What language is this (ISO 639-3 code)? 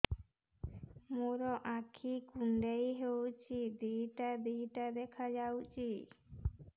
ori